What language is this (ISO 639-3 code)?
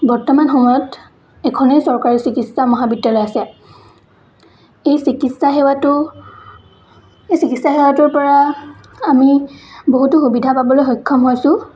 asm